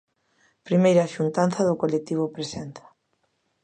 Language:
Galician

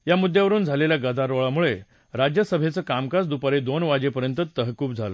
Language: Marathi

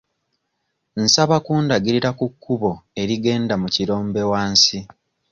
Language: Ganda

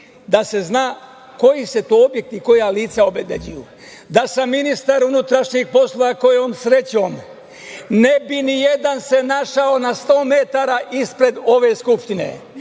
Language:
Serbian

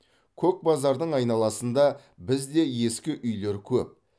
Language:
Kazakh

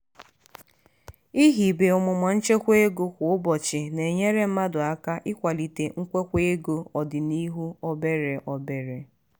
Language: Igbo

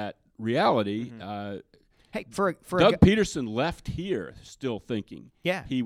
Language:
English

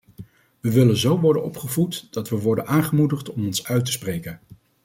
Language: Dutch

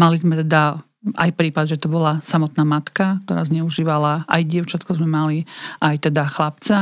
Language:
Slovak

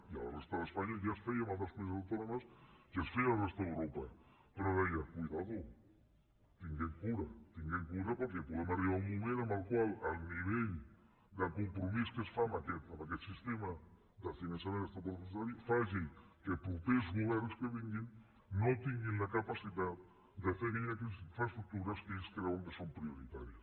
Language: Catalan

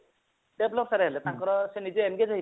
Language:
Odia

